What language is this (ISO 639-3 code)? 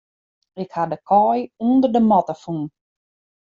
fry